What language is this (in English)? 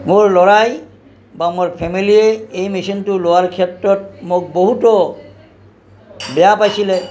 Assamese